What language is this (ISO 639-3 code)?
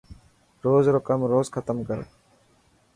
mki